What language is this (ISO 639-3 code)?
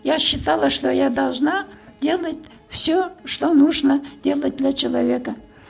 kaz